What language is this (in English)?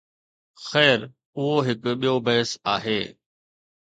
Sindhi